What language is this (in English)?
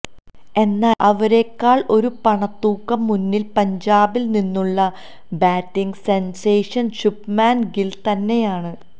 Malayalam